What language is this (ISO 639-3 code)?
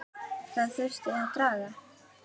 isl